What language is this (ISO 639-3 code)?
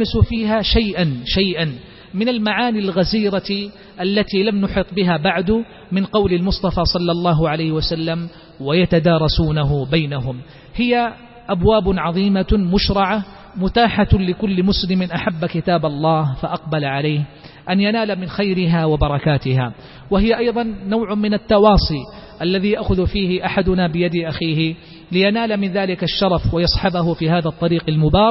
ara